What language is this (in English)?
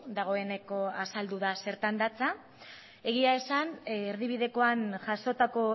Basque